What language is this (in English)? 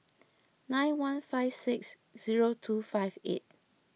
English